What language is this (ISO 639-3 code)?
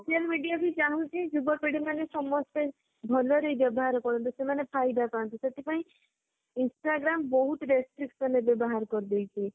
ori